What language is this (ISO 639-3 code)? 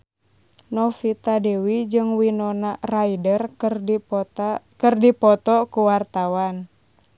sun